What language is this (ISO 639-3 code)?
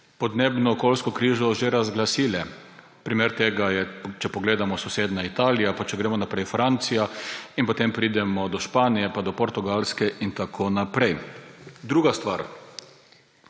slv